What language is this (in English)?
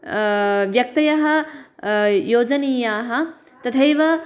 Sanskrit